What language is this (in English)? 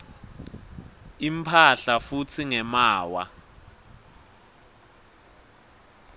Swati